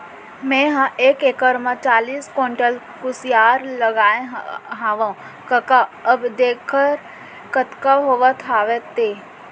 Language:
Chhattisgarhi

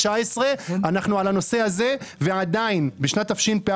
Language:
Hebrew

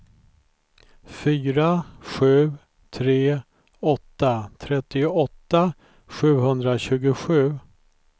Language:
Swedish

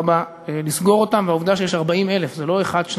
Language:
Hebrew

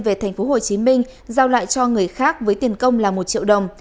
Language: Vietnamese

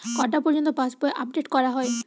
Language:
Bangla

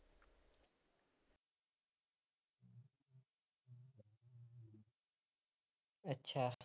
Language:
Punjabi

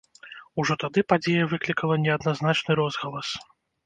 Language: Belarusian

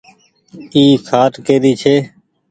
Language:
Goaria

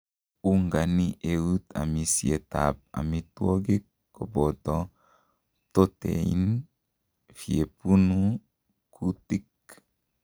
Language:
Kalenjin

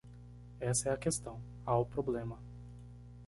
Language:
Portuguese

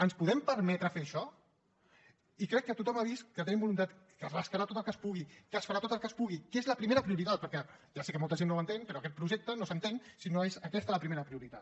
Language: Catalan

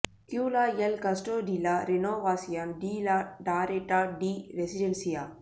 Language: Tamil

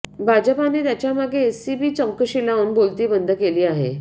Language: Marathi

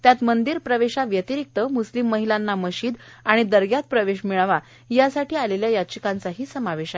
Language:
Marathi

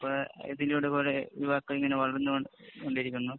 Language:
Malayalam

